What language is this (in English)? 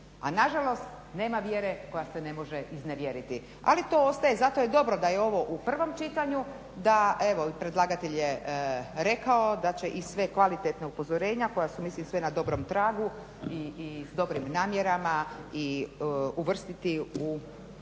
Croatian